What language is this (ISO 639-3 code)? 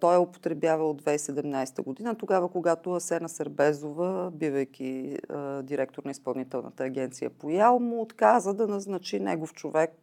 bul